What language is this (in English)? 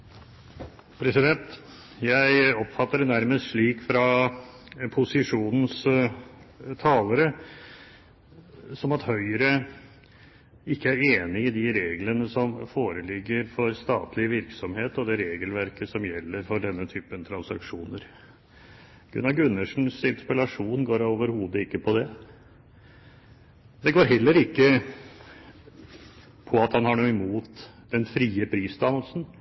Norwegian Bokmål